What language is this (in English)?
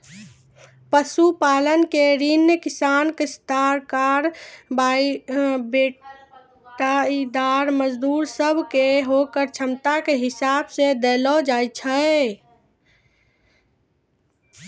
Maithili